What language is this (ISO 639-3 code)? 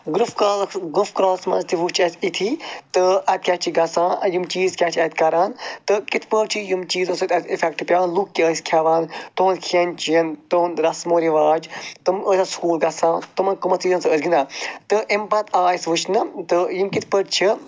kas